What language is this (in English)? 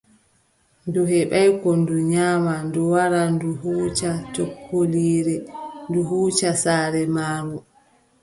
Adamawa Fulfulde